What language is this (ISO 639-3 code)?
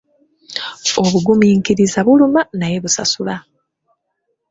lug